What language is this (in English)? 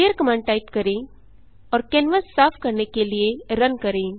Hindi